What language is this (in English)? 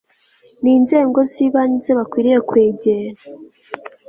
Kinyarwanda